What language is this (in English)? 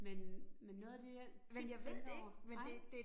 Danish